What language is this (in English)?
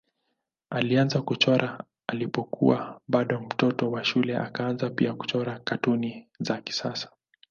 Swahili